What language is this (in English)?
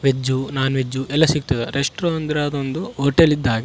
Kannada